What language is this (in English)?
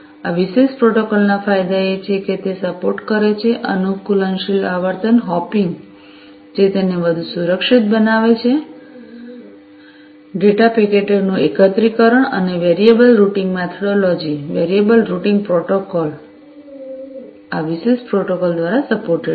Gujarati